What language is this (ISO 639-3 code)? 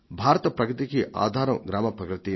tel